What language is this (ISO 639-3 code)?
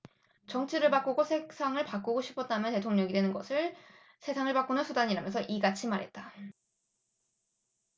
kor